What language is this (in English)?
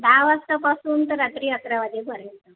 Marathi